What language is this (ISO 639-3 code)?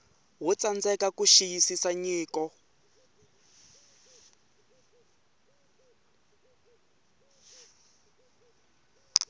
tso